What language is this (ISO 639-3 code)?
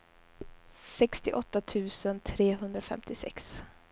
swe